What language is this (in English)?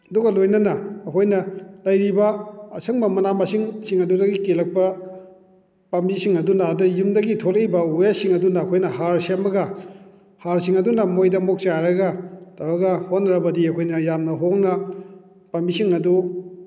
Manipuri